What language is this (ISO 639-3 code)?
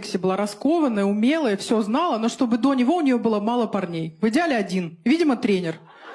rus